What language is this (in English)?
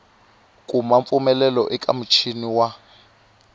Tsonga